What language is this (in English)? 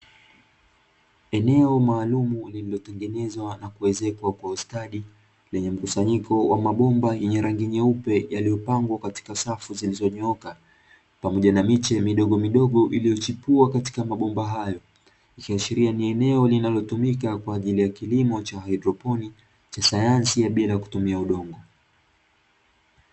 Swahili